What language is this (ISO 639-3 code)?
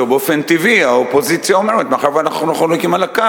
heb